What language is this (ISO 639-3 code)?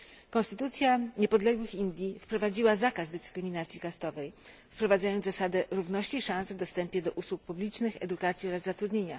pol